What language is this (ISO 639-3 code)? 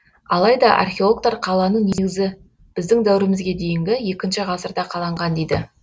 kaz